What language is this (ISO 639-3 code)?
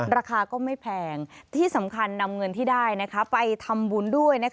tha